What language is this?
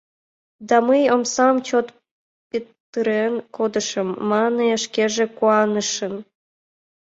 Mari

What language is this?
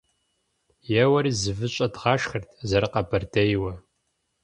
Kabardian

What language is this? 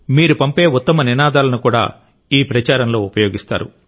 Telugu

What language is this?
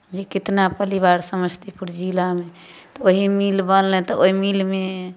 Maithili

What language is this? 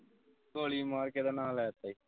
Punjabi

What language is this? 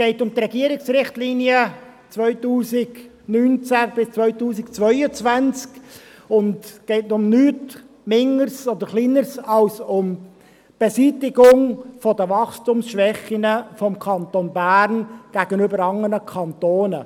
Swiss German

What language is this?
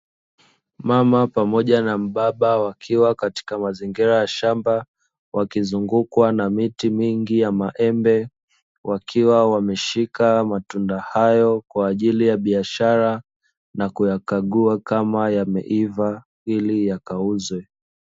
Swahili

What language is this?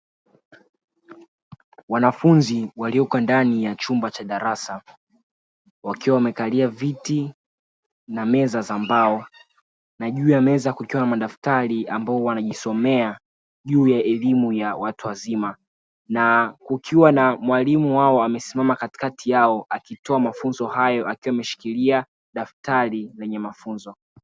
Swahili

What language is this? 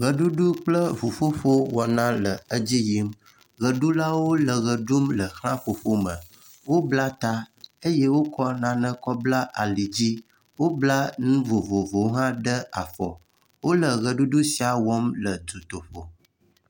Ewe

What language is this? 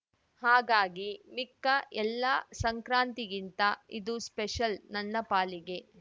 Kannada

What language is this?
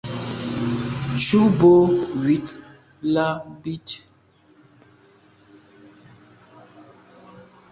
Medumba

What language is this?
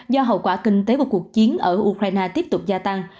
Vietnamese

